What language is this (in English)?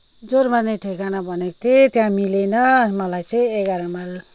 Nepali